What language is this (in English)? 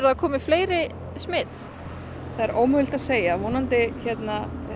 Icelandic